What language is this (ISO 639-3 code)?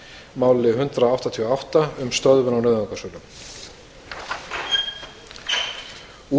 isl